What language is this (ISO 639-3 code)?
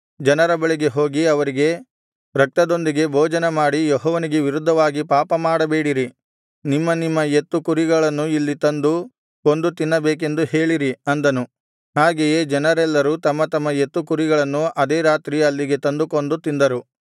kan